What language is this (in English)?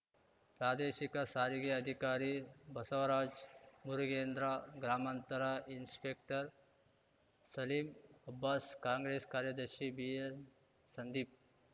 Kannada